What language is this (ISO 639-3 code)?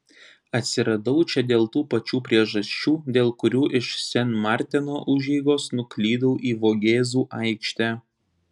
lit